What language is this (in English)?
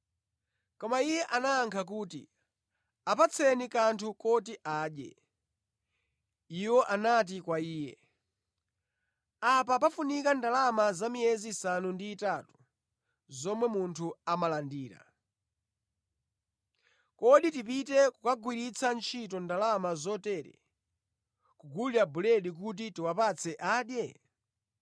Nyanja